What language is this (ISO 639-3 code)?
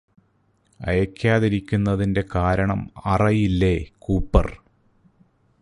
mal